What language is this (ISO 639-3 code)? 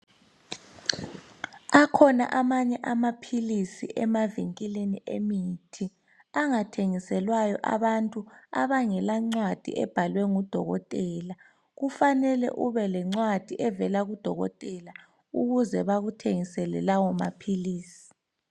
nde